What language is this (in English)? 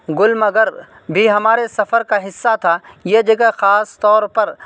Urdu